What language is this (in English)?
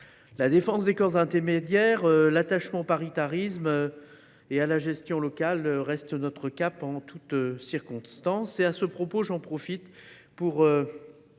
French